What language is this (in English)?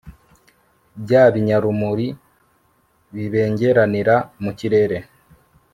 Kinyarwanda